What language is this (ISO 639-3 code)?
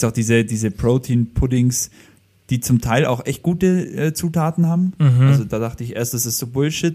deu